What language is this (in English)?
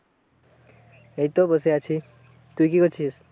Bangla